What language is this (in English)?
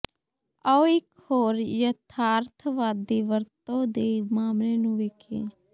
Punjabi